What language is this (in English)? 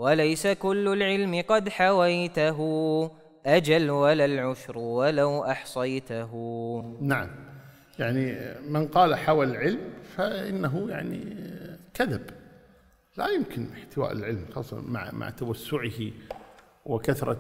Arabic